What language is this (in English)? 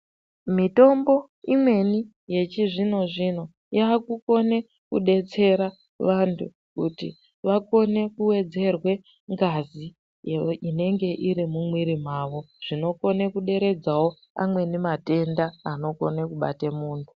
Ndau